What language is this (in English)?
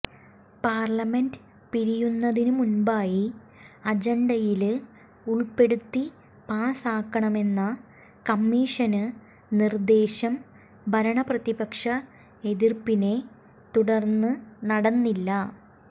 Malayalam